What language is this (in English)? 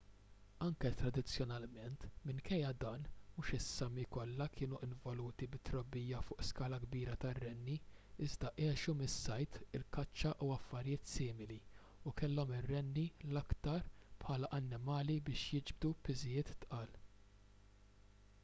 Maltese